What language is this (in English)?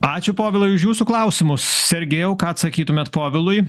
Lithuanian